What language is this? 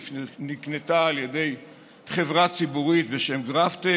Hebrew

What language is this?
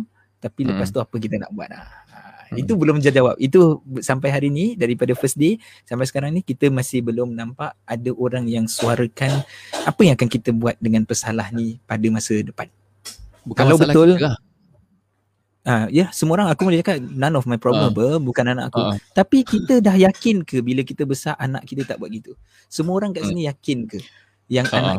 Malay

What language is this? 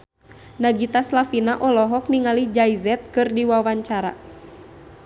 Sundanese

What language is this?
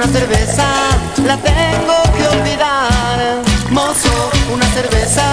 Spanish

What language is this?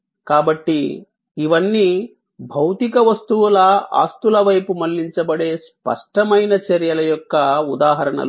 Telugu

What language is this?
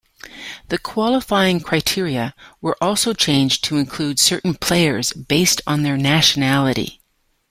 English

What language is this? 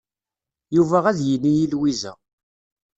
Kabyle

